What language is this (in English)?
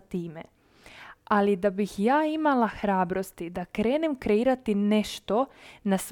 Croatian